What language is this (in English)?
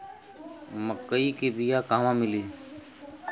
Bhojpuri